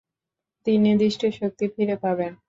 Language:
Bangla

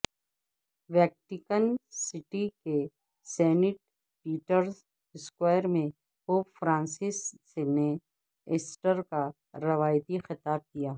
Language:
Urdu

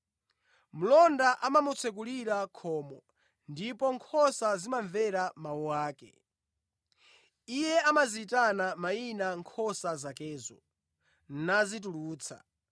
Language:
Nyanja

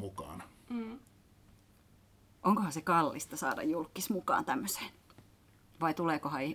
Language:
Finnish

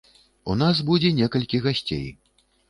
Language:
Belarusian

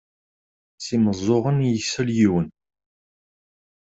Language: Kabyle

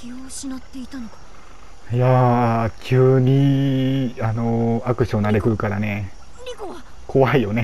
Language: Japanese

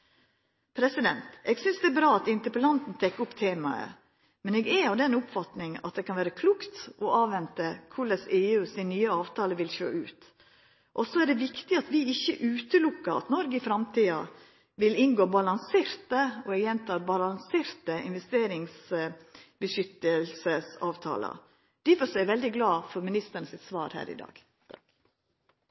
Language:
Norwegian Nynorsk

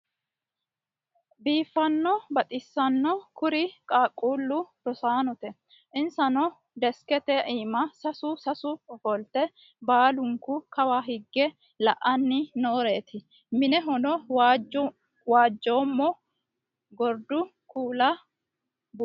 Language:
Sidamo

